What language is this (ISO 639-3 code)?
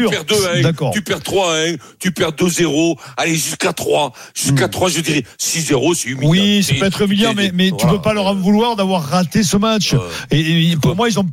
fra